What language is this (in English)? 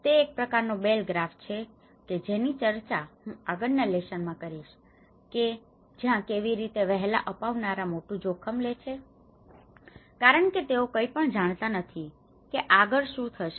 Gujarati